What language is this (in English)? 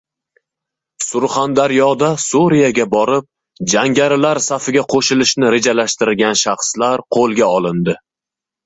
Uzbek